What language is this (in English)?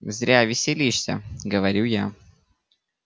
Russian